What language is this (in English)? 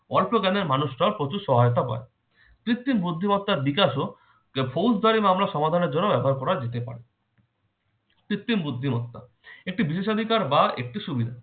Bangla